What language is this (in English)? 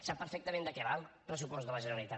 Catalan